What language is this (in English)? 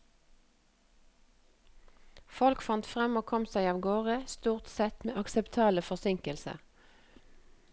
Norwegian